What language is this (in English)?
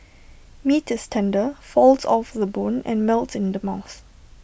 English